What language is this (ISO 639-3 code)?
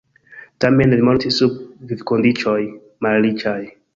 epo